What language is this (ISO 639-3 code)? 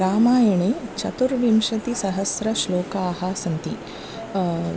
san